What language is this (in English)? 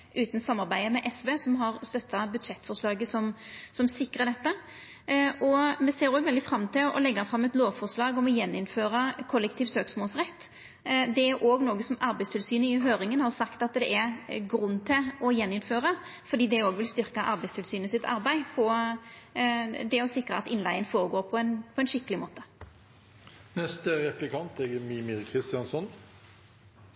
Norwegian